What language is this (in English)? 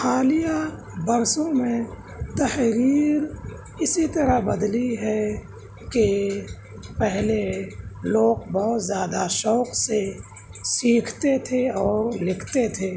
Urdu